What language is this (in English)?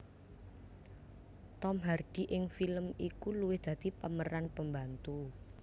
Javanese